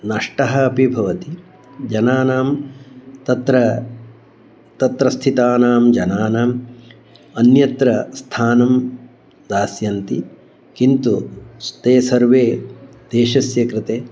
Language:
Sanskrit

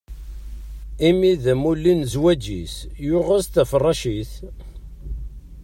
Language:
Kabyle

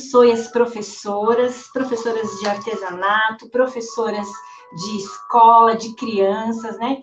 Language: Portuguese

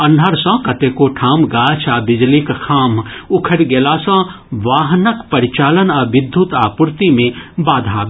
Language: Maithili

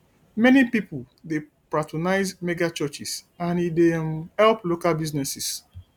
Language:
Nigerian Pidgin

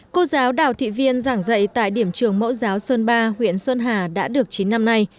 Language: Vietnamese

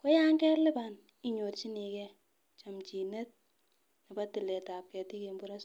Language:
Kalenjin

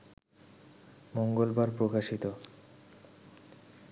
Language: Bangla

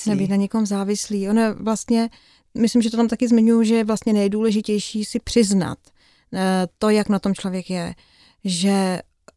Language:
Czech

